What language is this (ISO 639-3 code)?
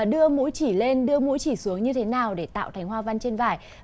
vie